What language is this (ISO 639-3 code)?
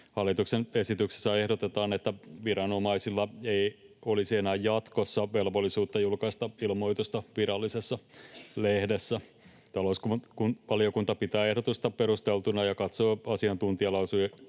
fin